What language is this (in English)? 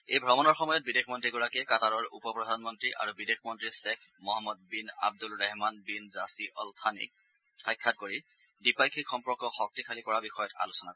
Assamese